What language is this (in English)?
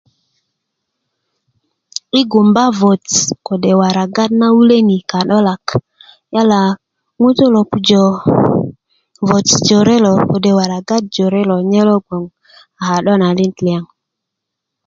Kuku